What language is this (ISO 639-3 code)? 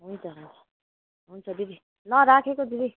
nep